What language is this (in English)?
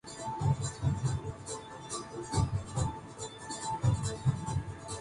Urdu